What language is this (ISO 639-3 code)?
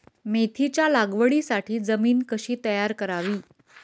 mar